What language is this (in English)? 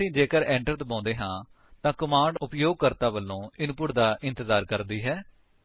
Punjabi